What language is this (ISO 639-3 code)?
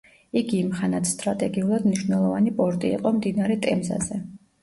kat